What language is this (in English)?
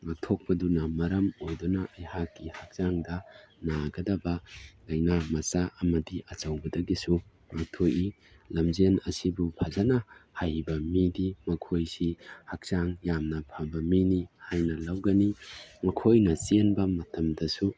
Manipuri